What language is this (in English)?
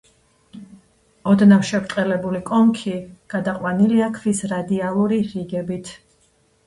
Georgian